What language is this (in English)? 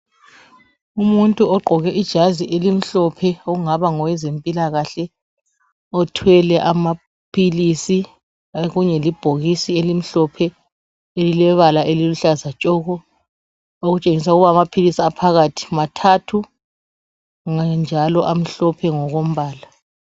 North Ndebele